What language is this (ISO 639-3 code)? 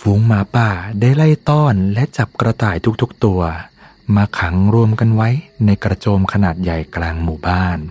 tha